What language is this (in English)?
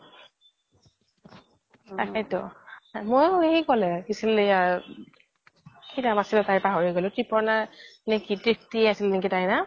Assamese